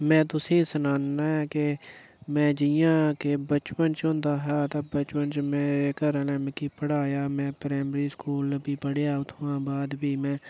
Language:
Dogri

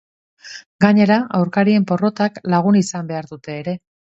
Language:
Basque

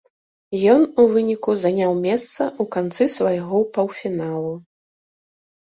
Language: Belarusian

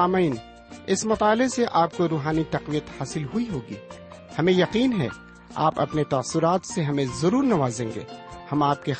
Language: Urdu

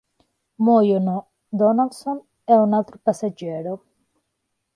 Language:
Italian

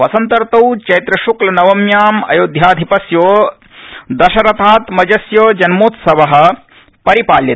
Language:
Sanskrit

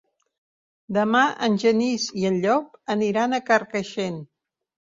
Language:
Catalan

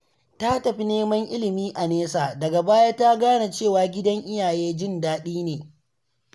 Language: Hausa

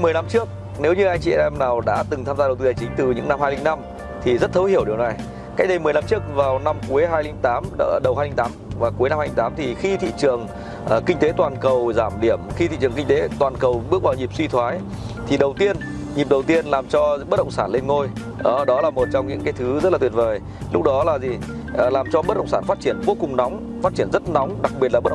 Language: Vietnamese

